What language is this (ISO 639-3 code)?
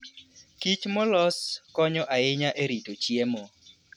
luo